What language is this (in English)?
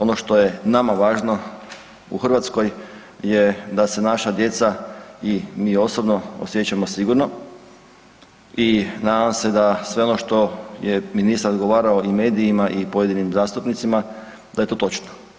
Croatian